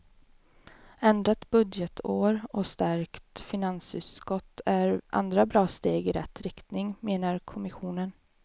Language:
Swedish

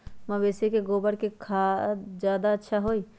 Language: Magahi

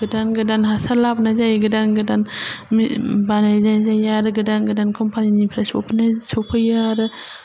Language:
Bodo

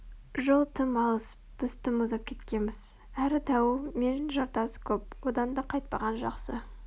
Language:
Kazakh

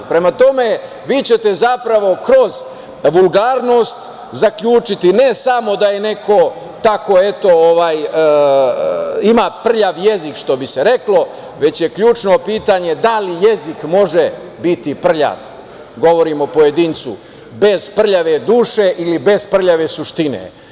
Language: Serbian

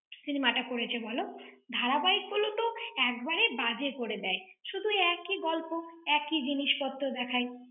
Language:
Bangla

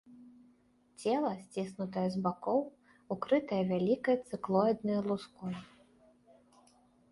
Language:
Belarusian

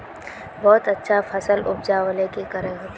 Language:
Magahi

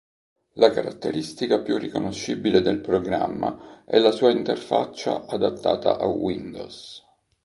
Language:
Italian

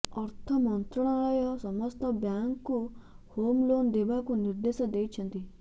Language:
Odia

